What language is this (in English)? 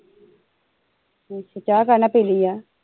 Punjabi